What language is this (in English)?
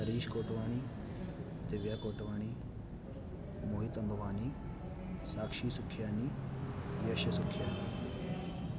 Sindhi